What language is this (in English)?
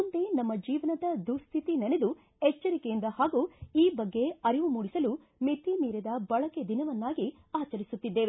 Kannada